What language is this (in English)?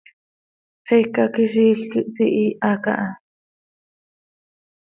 Seri